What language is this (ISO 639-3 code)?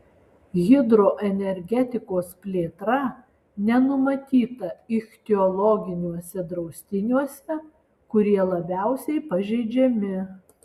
lit